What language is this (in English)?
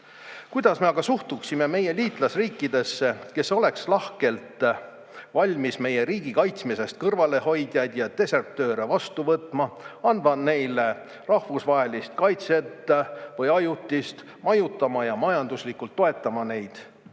Estonian